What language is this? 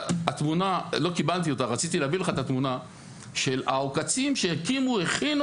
Hebrew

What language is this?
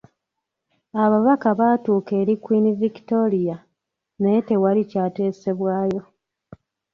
Ganda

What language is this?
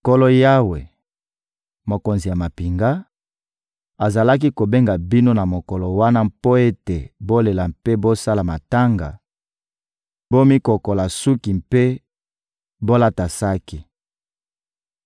Lingala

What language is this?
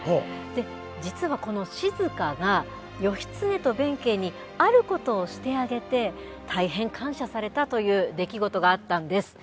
Japanese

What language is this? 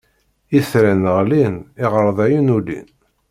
Kabyle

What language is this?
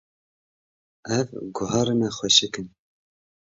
Kurdish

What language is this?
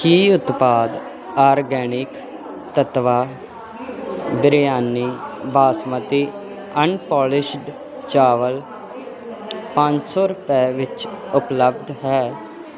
Punjabi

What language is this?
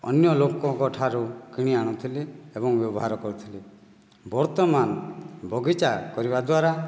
Odia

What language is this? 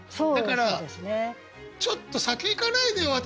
Japanese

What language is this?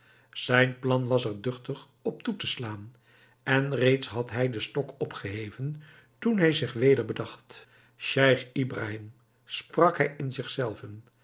Dutch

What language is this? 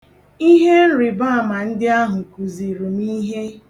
Igbo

